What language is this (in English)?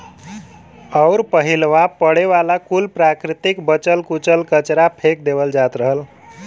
Bhojpuri